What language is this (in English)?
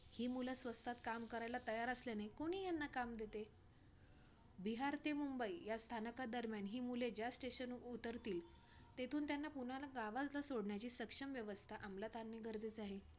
Marathi